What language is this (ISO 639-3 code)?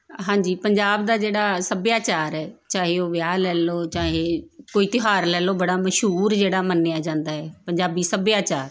pan